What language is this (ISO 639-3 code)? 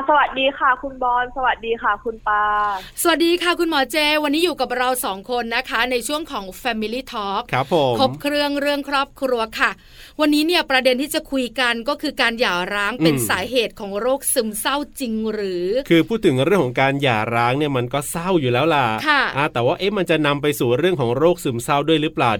tha